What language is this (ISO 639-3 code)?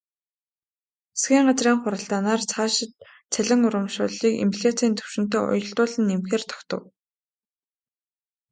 mon